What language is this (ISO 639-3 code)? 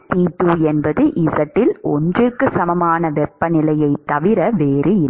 tam